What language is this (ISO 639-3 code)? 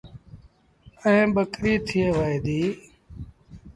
sbn